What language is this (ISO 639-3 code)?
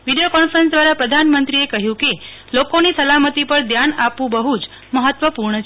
guj